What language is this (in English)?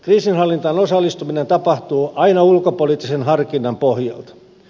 Finnish